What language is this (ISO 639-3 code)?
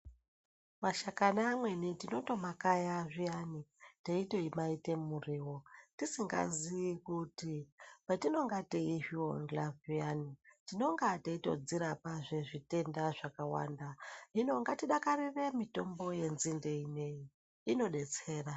ndc